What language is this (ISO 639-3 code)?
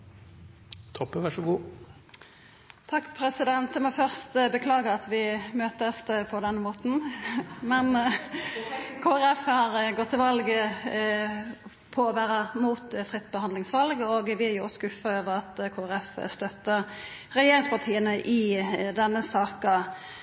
nno